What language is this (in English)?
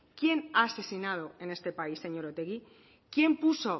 Spanish